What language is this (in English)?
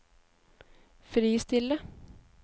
Norwegian